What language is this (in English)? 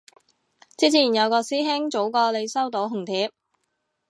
Cantonese